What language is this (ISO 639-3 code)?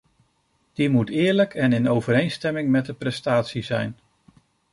nld